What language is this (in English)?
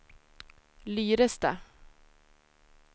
Swedish